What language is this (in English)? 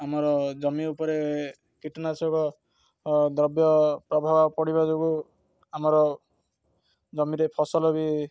Odia